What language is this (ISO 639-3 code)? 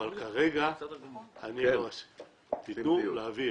heb